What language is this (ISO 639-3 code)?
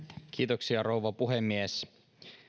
fin